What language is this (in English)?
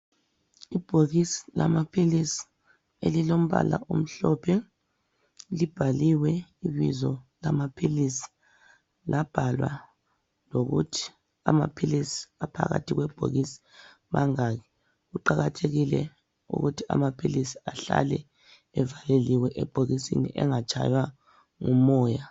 North Ndebele